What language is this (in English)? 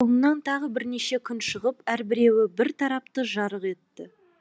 Kazakh